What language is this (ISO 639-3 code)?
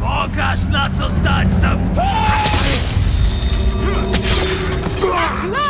pol